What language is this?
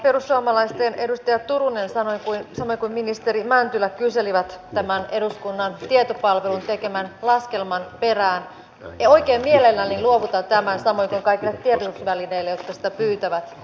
Finnish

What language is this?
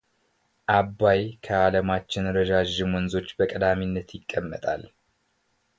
Amharic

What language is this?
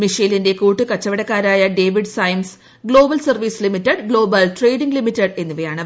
Malayalam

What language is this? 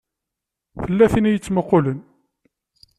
Kabyle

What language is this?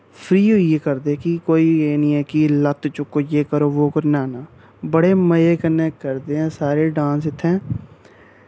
Dogri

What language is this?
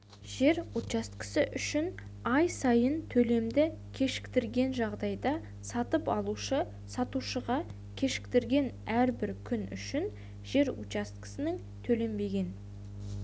Kazakh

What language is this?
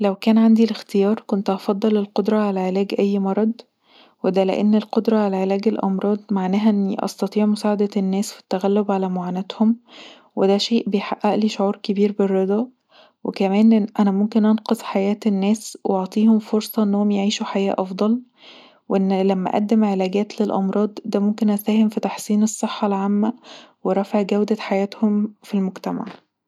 Egyptian Arabic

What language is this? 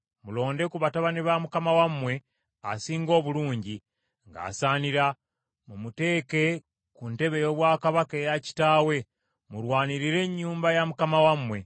Ganda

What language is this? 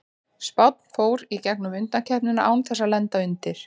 Icelandic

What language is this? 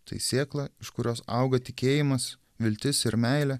Lithuanian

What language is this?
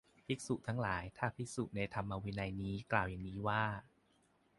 Thai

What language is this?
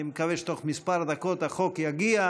Hebrew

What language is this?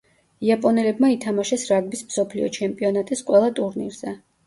Georgian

